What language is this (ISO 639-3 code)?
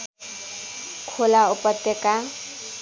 nep